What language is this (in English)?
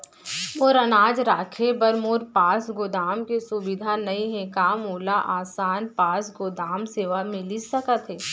Chhattisgarhi